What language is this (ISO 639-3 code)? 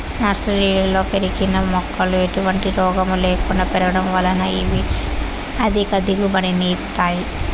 tel